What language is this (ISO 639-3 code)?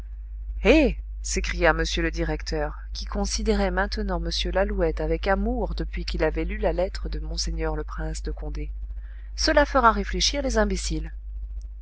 fra